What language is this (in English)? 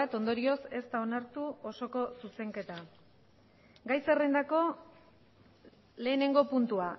Basque